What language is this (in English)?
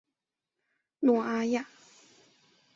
Chinese